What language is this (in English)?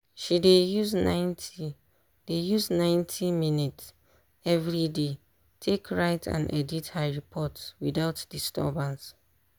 Nigerian Pidgin